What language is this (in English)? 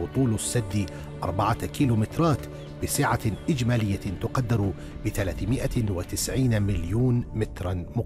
Arabic